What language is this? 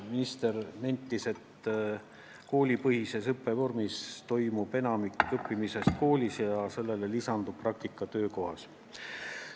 Estonian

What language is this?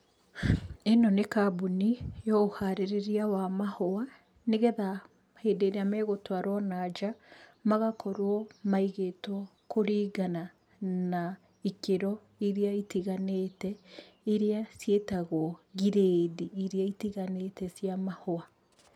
Kikuyu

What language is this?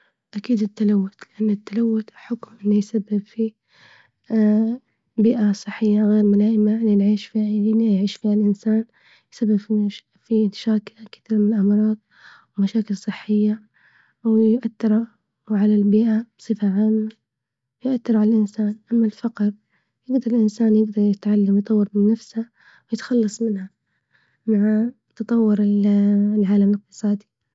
Libyan Arabic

